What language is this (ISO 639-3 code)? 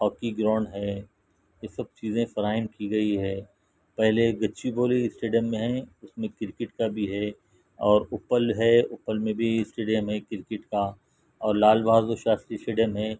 urd